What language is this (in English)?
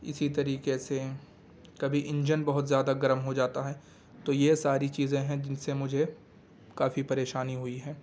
Urdu